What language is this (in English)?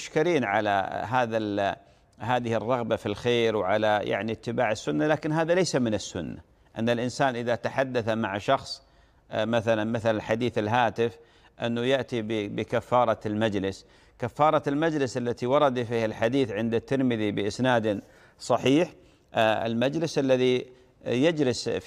Arabic